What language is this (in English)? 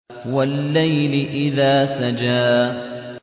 Arabic